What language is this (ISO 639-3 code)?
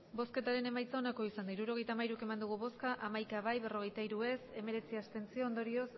eus